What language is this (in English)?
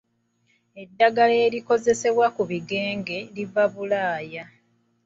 Ganda